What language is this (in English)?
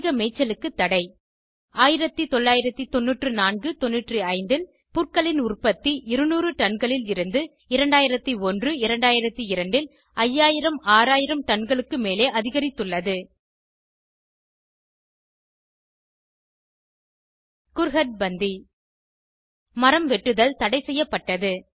Tamil